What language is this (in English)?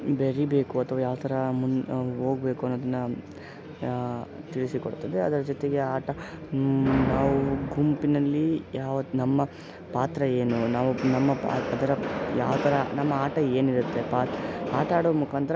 Kannada